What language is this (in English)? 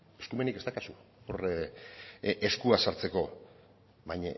Basque